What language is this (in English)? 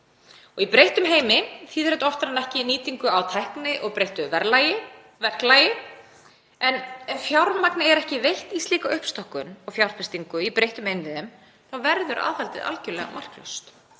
Icelandic